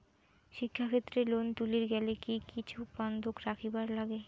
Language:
Bangla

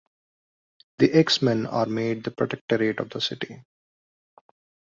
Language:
English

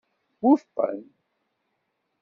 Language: Kabyle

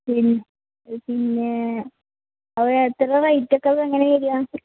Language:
Malayalam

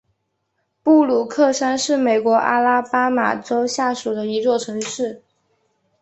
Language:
Chinese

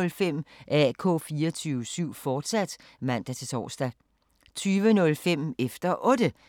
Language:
Danish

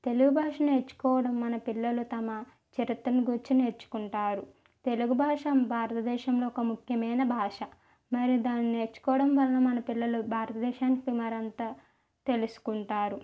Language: Telugu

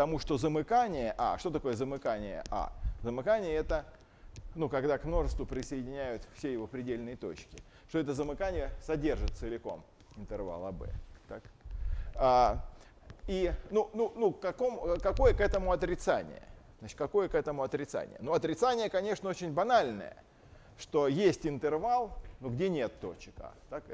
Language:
Russian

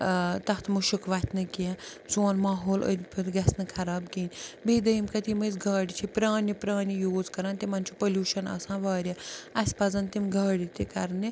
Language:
Kashmiri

